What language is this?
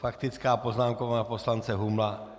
Czech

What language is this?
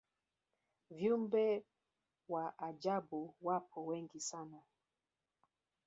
Swahili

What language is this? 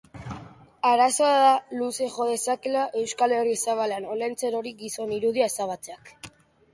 Basque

